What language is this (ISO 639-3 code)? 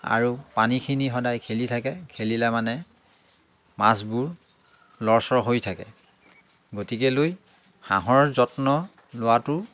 asm